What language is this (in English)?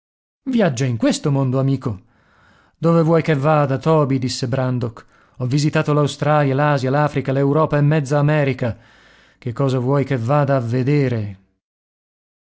Italian